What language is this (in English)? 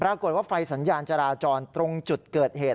Thai